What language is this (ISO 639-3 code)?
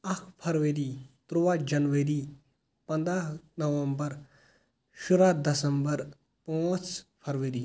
kas